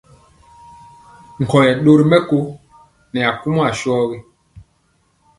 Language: Mpiemo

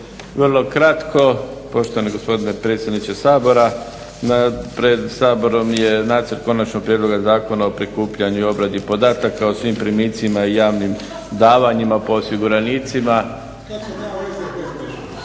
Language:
Croatian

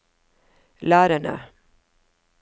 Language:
Norwegian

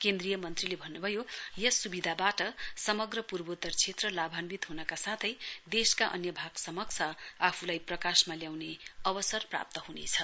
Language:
Nepali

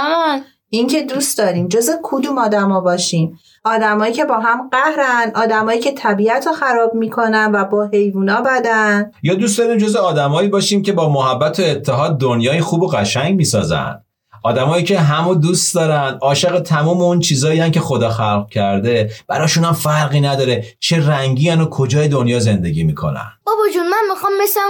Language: Persian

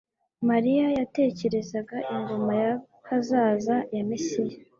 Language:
Kinyarwanda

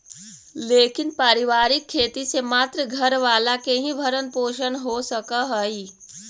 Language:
Magahi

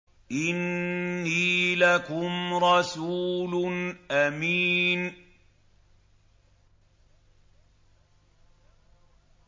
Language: Arabic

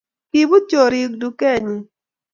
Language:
Kalenjin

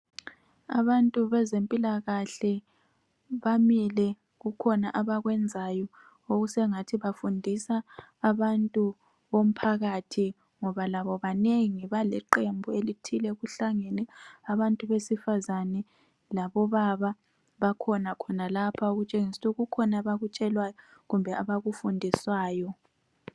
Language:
North Ndebele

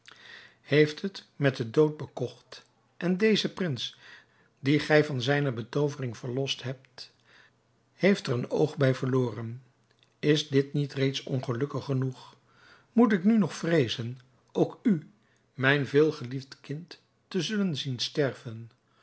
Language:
Dutch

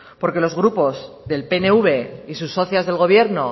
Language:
Spanish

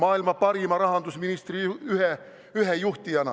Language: Estonian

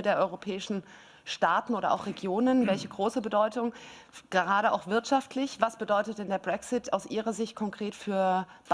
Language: German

